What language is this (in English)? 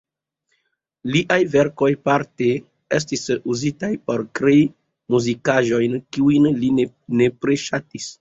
Esperanto